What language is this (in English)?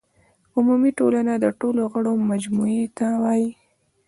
Pashto